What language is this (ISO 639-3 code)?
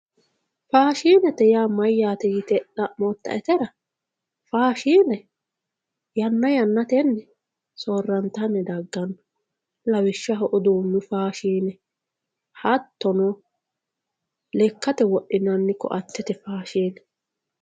sid